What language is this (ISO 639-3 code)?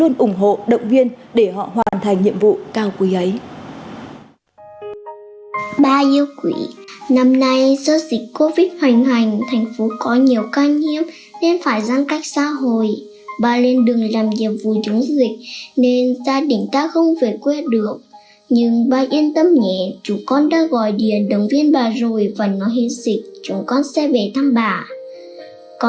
vie